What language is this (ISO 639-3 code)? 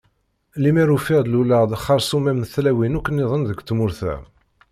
kab